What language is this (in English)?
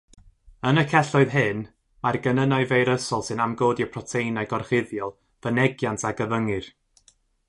Welsh